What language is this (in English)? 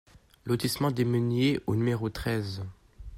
French